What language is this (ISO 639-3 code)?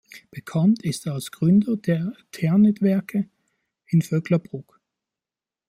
deu